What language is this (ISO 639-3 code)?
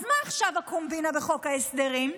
heb